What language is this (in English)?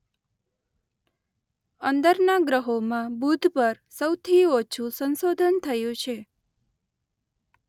Gujarati